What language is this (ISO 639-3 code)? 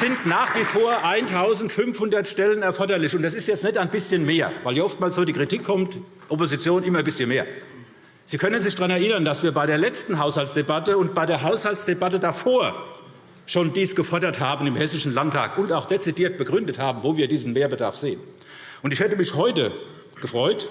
deu